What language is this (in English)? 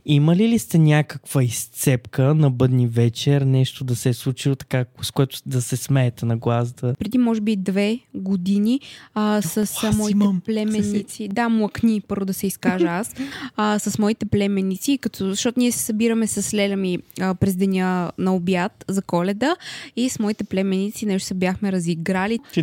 Bulgarian